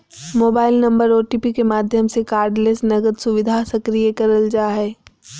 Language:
Magahi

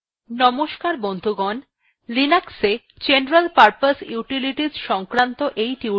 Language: Bangla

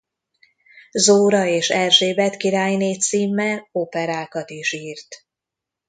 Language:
Hungarian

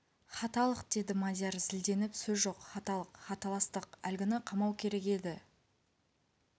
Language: Kazakh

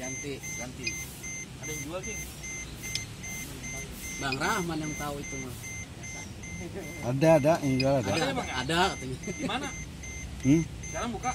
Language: Indonesian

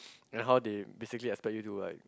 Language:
English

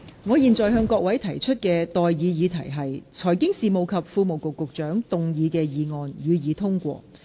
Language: Cantonese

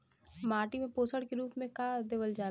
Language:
Bhojpuri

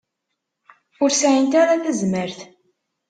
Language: Kabyle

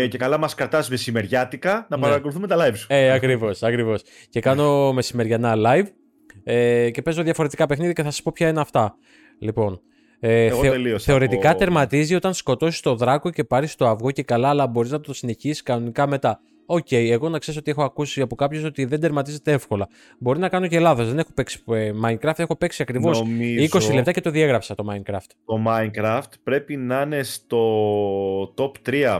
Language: Greek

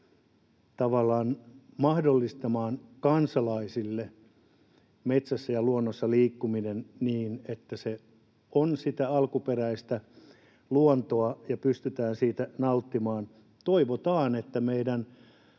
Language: Finnish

